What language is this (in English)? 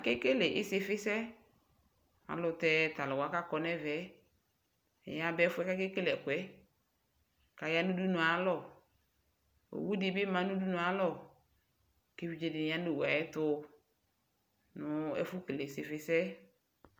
Ikposo